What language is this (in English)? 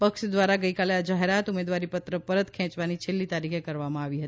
Gujarati